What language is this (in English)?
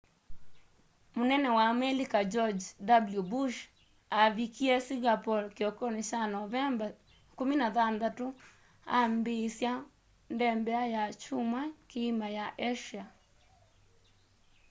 Kamba